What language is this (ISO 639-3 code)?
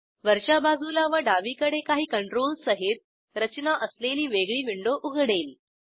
mar